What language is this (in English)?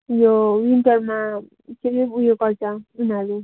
Nepali